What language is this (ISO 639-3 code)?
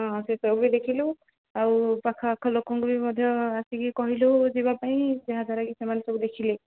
ori